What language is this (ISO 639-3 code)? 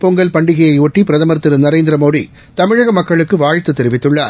tam